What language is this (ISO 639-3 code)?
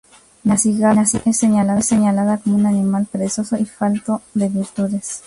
spa